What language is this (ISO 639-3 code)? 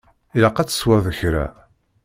kab